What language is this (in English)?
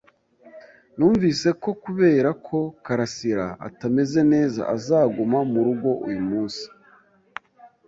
Kinyarwanda